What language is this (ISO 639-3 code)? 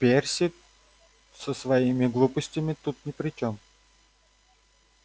rus